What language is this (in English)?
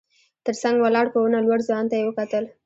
Pashto